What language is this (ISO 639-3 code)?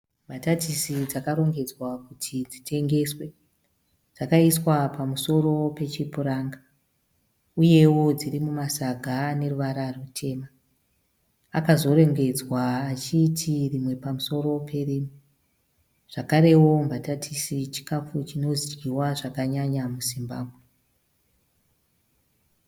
sna